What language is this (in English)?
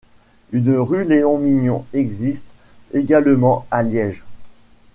French